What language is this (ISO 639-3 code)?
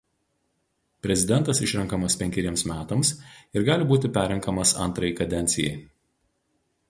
lit